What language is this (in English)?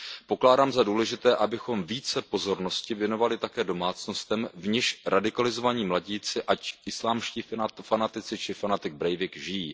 Czech